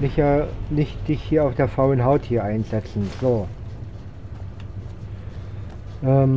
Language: German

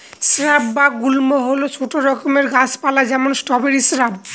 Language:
Bangla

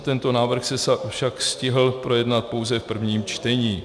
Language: Czech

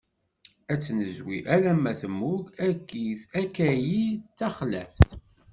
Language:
Kabyle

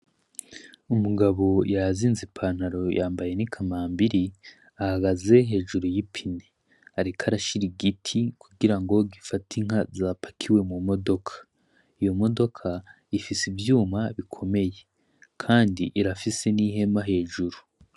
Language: Rundi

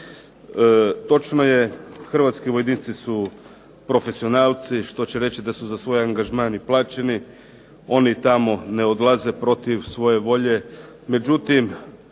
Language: Croatian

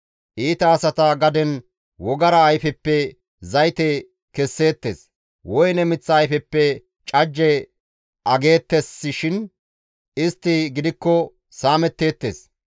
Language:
Gamo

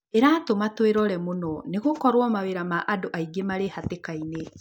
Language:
Kikuyu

